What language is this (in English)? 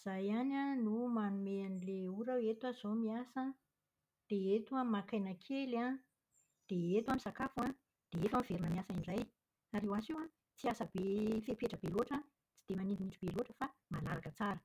Malagasy